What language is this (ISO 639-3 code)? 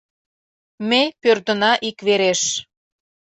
chm